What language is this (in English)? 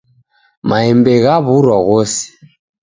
Taita